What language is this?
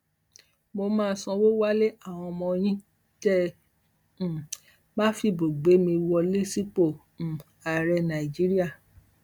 Yoruba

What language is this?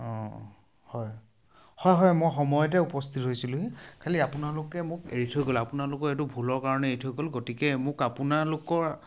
Assamese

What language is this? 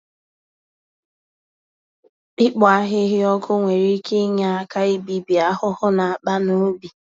Igbo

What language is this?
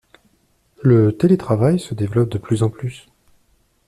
French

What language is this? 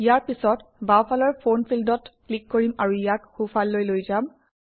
Assamese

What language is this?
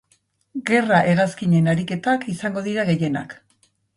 Basque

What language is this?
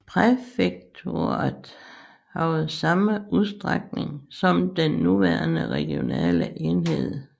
Danish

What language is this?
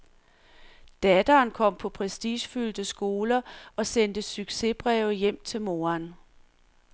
Danish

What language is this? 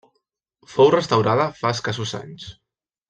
Catalan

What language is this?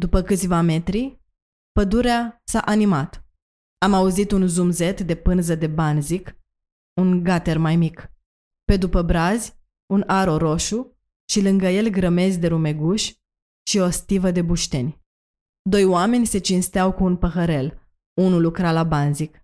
Romanian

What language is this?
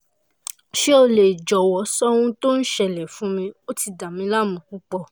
Yoruba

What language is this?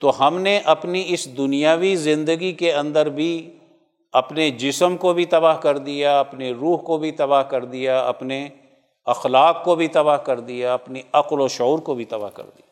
Urdu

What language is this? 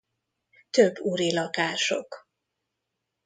Hungarian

